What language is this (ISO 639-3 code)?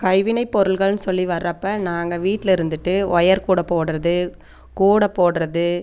tam